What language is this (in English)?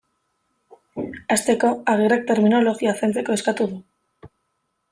Basque